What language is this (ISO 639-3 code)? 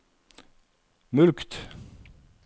nor